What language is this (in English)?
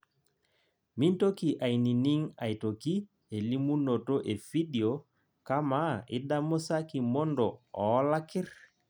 Masai